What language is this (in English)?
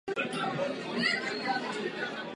Czech